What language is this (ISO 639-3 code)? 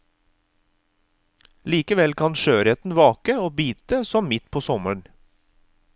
nor